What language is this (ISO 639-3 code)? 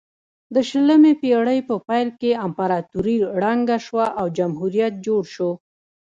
pus